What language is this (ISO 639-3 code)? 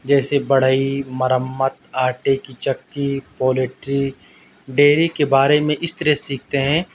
urd